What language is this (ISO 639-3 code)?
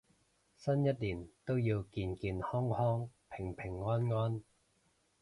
yue